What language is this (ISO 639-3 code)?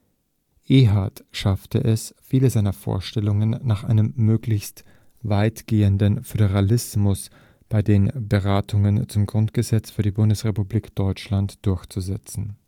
deu